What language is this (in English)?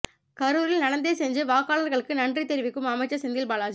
Tamil